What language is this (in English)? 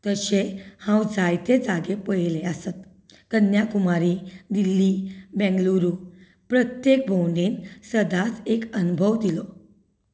Konkani